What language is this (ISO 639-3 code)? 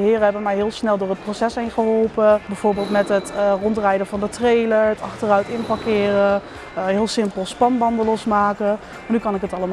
nld